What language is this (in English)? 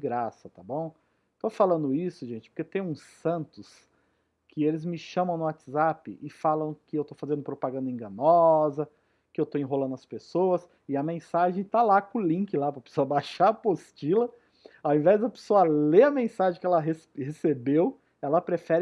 Portuguese